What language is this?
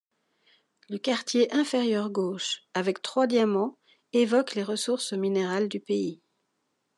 French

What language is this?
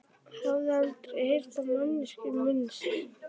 Icelandic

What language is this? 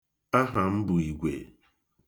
Igbo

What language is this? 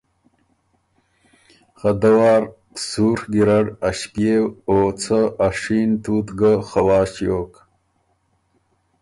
Ormuri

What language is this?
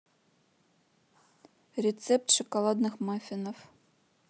Russian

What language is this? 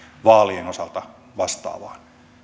Finnish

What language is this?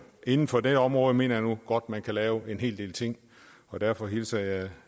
Danish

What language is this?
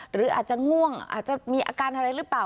Thai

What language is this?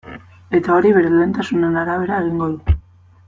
Basque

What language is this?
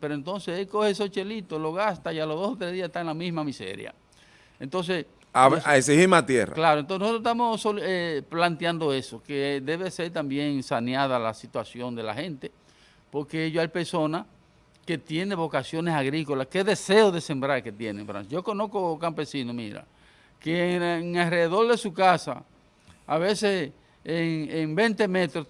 Spanish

